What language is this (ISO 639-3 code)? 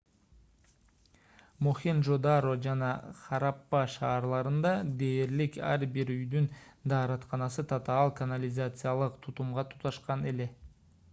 kir